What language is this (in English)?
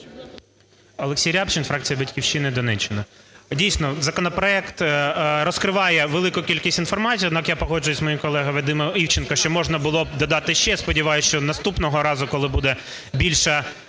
Ukrainian